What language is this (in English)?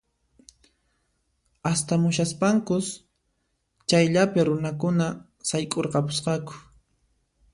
Puno Quechua